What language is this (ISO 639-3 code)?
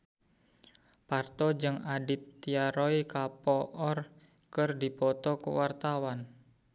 sun